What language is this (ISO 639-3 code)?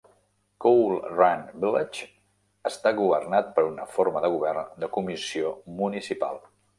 cat